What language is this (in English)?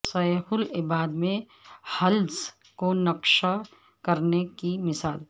Urdu